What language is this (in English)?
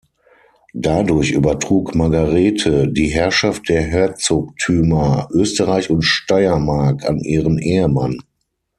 German